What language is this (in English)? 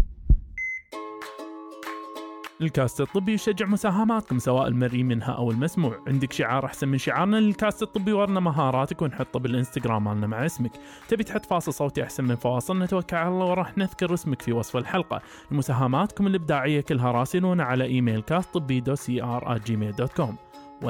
Arabic